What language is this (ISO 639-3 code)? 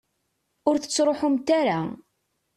kab